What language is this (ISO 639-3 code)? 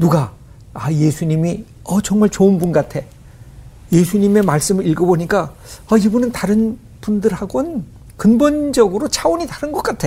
kor